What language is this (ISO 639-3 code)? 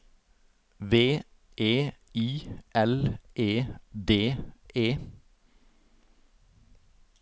nor